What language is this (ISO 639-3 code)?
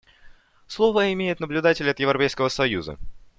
rus